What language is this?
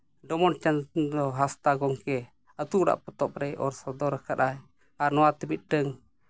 Santali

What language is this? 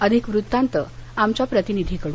Marathi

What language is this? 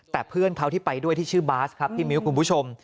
Thai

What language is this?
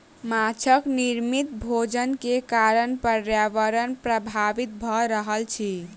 Maithili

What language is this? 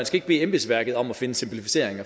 Danish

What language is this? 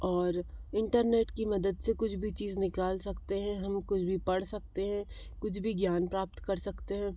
Hindi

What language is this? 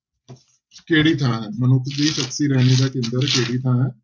Punjabi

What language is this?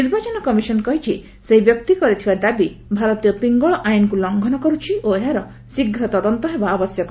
Odia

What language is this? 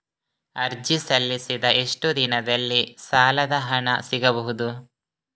Kannada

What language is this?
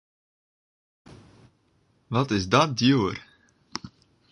Western Frisian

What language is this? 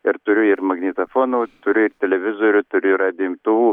Lithuanian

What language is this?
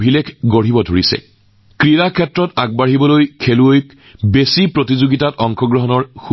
Assamese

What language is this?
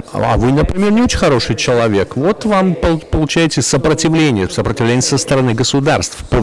Russian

